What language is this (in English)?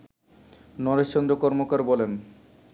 Bangla